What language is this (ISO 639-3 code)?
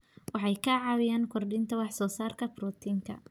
som